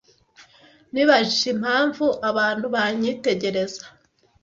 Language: Kinyarwanda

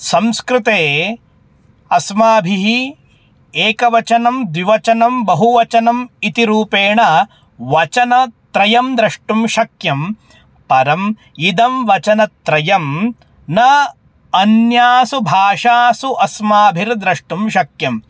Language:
Sanskrit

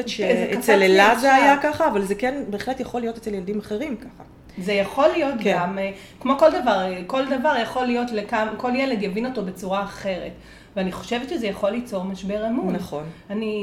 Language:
Hebrew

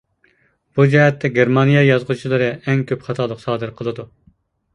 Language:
Uyghur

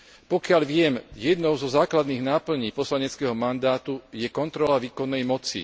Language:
Slovak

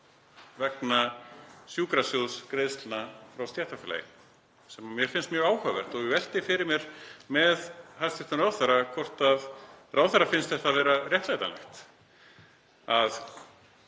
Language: Icelandic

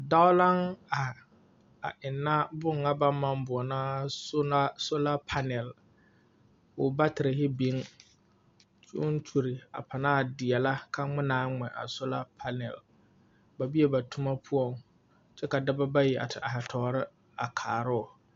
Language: Southern Dagaare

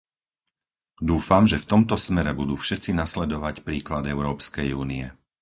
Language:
Slovak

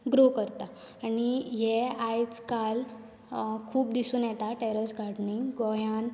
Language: Konkani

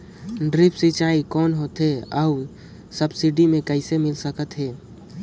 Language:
Chhattisgarhi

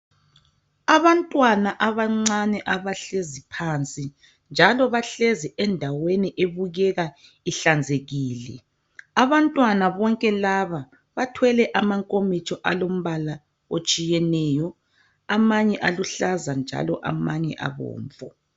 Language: North Ndebele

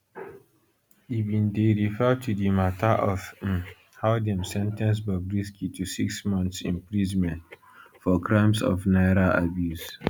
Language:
Nigerian Pidgin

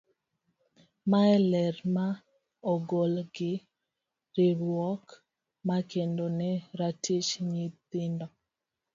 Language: Luo (Kenya and Tanzania)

